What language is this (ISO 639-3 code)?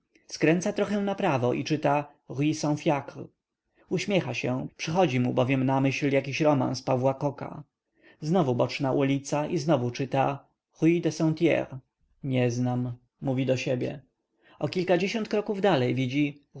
pol